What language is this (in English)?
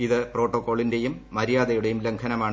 Malayalam